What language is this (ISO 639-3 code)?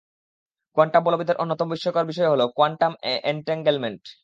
ben